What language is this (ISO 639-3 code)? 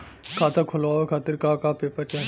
bho